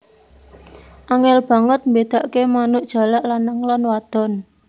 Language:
Javanese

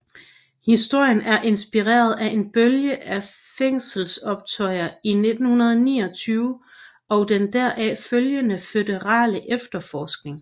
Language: Danish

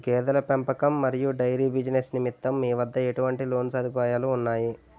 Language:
Telugu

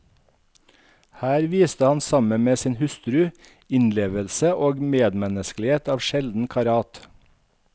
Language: Norwegian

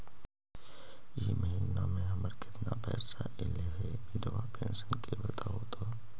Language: Magahi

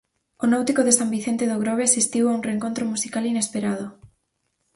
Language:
Galician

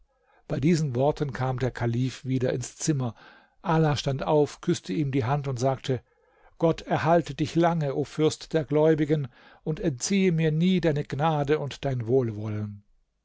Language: German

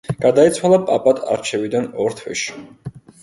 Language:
Georgian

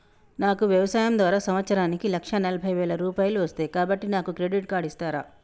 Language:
Telugu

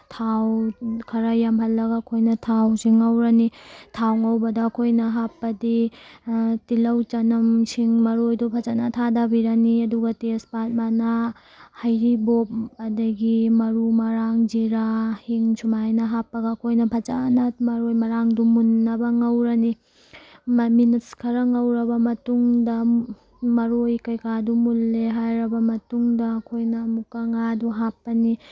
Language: Manipuri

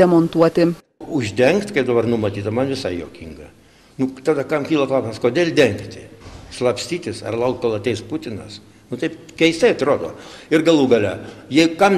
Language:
Lithuanian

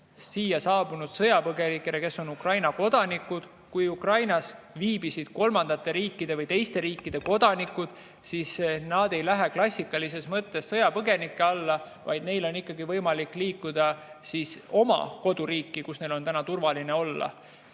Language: Estonian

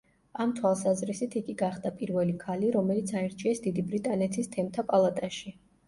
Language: Georgian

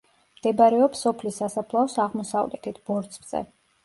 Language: Georgian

